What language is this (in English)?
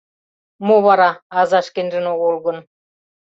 Mari